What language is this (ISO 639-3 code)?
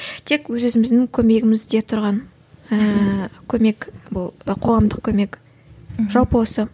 kaz